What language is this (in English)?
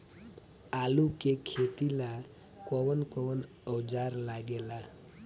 Bhojpuri